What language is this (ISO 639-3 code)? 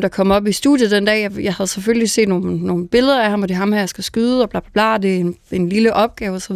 dan